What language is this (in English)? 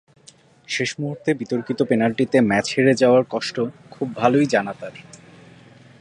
Bangla